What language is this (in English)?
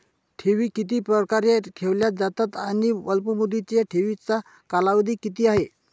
Marathi